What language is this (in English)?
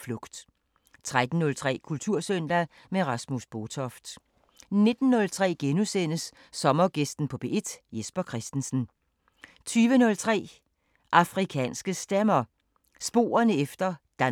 Danish